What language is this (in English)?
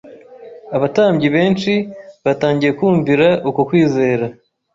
Kinyarwanda